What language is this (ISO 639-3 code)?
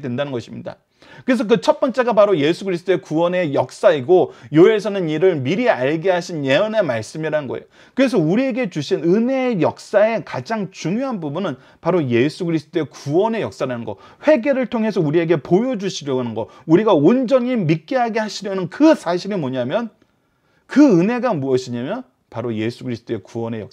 kor